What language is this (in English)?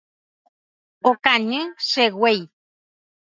Guarani